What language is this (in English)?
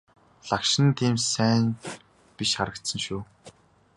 Mongolian